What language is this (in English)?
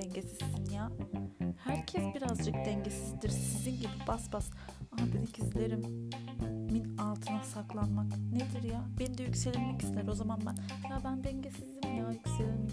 Turkish